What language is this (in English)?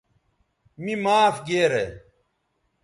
Bateri